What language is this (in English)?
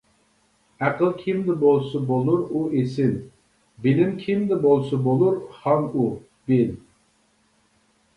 Uyghur